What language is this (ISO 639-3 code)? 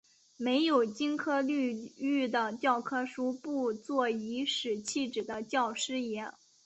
zho